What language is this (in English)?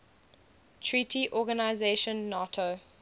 English